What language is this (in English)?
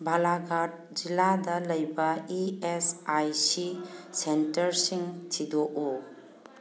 Manipuri